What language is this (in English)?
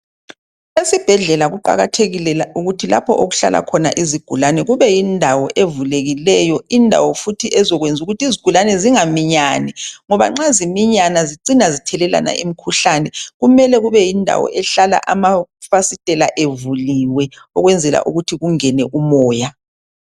North Ndebele